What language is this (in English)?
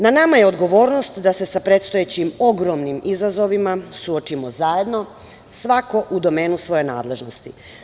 Serbian